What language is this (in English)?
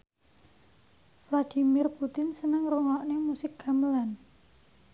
Javanese